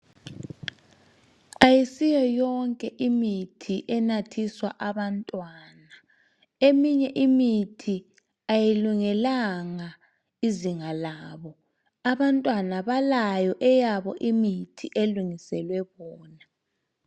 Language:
North Ndebele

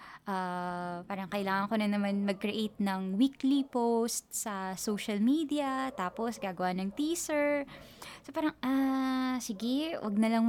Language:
Filipino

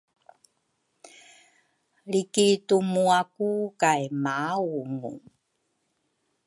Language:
Rukai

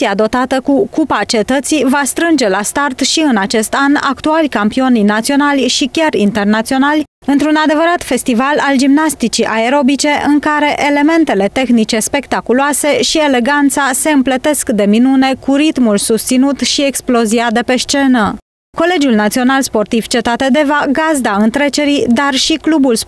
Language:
Romanian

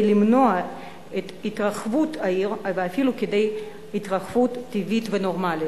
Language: Hebrew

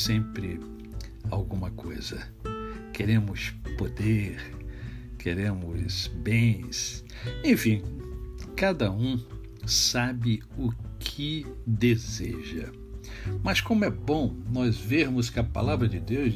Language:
Portuguese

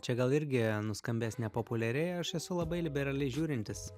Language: Lithuanian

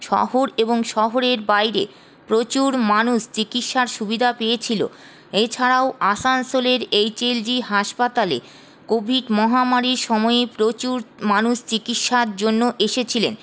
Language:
Bangla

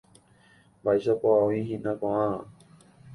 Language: Guarani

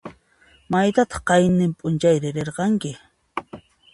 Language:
Puno Quechua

